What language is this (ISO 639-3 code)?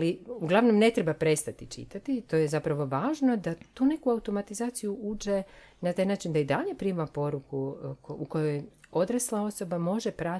hrv